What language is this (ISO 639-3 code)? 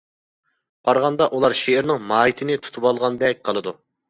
uig